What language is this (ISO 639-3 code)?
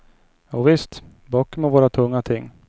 swe